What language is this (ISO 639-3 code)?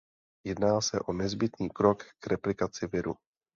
ces